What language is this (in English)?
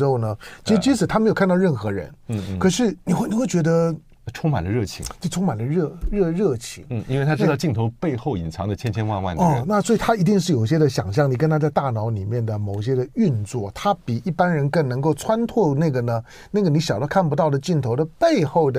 Chinese